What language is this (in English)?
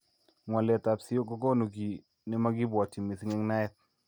Kalenjin